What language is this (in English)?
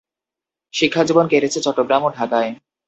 Bangla